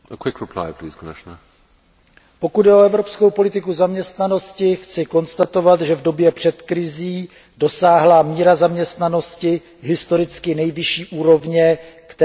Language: Czech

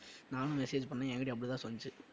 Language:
Tamil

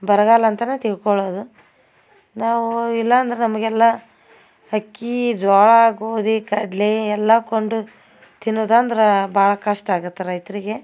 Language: Kannada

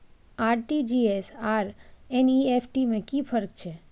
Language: Maithili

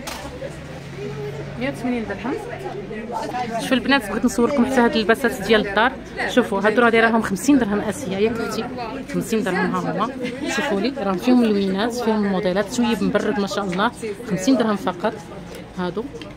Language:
Arabic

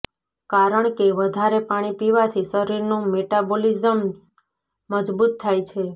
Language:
Gujarati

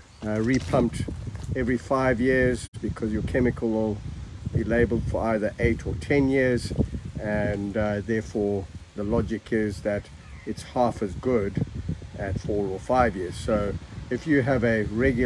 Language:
English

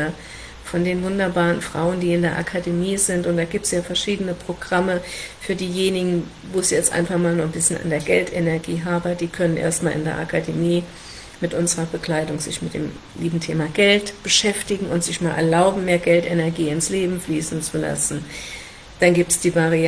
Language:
German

